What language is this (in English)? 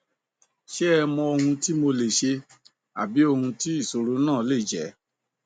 Yoruba